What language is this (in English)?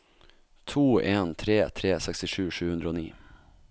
Norwegian